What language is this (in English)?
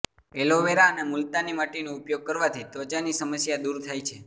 Gujarati